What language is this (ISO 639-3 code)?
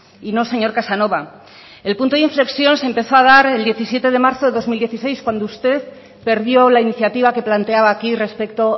spa